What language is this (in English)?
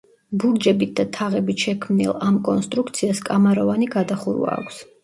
Georgian